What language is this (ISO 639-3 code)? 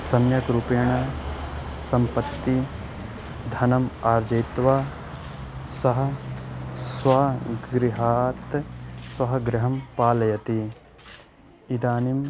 san